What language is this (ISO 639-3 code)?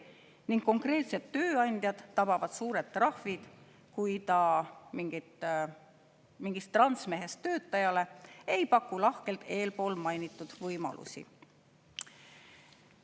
est